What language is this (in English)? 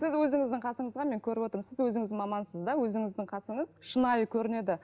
Kazakh